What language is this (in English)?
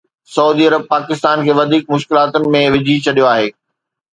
Sindhi